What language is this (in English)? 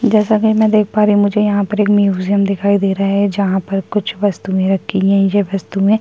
Hindi